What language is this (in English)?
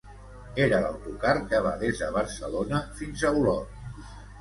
Catalan